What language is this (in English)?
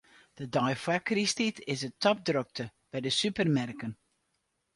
Western Frisian